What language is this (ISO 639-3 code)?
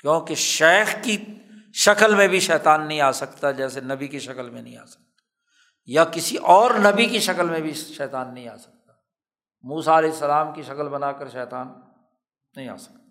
urd